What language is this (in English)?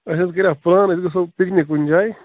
Kashmiri